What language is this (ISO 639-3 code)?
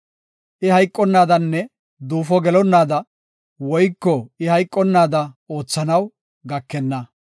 gof